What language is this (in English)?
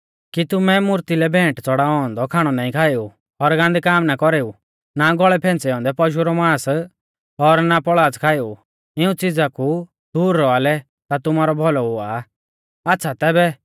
Mahasu Pahari